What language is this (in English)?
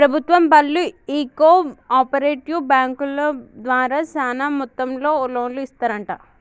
Telugu